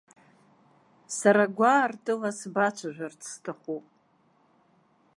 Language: Abkhazian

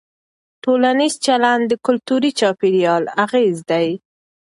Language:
Pashto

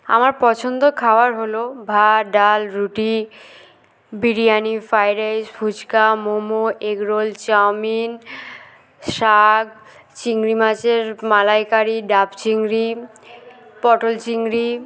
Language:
Bangla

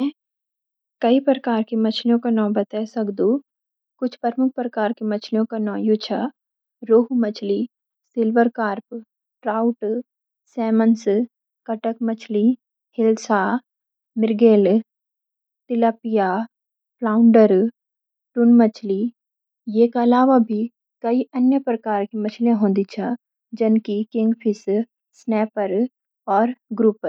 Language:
Garhwali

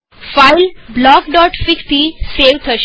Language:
Gujarati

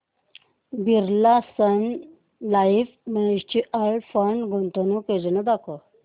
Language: Marathi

